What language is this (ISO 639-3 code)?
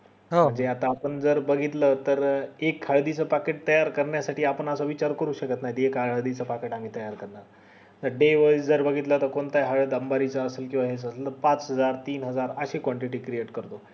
mar